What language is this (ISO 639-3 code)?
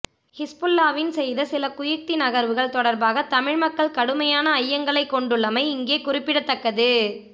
tam